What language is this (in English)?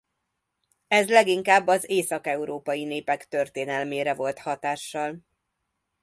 Hungarian